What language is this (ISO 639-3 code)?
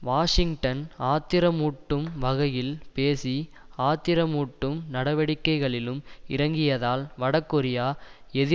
tam